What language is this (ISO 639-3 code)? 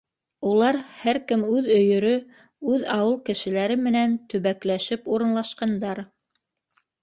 bak